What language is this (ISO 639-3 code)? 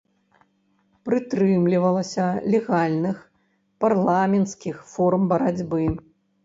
bel